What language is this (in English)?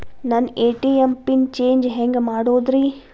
Kannada